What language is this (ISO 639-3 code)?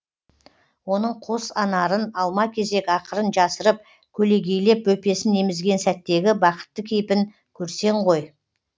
kaz